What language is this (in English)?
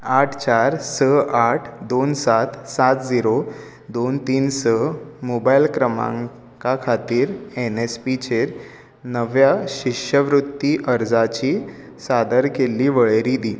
Konkani